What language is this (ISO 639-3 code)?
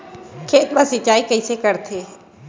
hne